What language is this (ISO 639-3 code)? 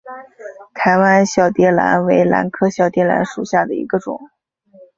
zho